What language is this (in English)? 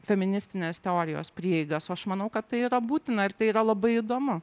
Lithuanian